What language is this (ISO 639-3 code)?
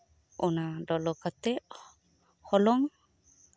sat